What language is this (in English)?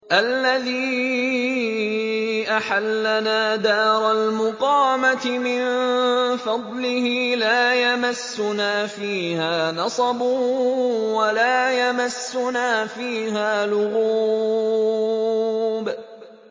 Arabic